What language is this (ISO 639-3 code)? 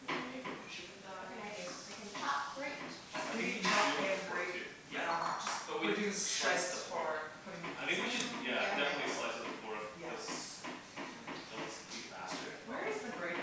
eng